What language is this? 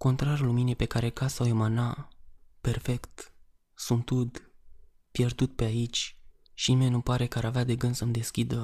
Romanian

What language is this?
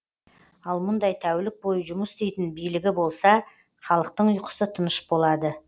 Kazakh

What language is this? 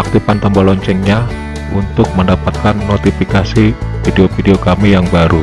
Indonesian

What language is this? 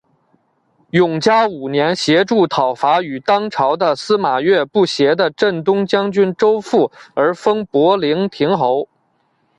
Chinese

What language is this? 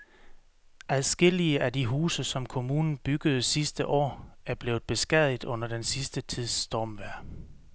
Danish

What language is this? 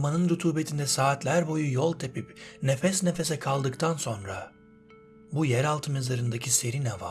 Turkish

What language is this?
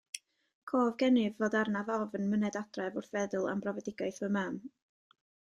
Welsh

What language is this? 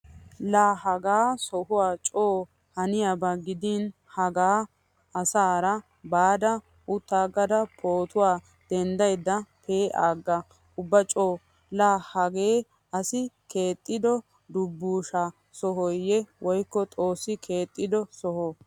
Wolaytta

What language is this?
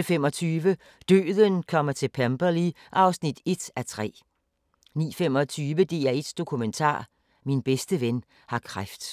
Danish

